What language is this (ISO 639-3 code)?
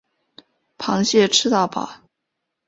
zho